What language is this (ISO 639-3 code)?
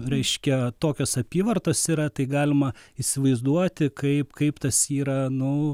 lit